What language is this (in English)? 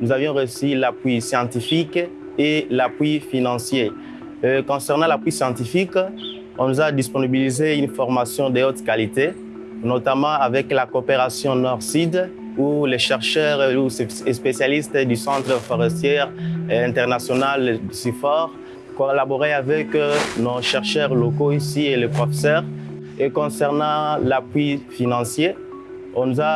French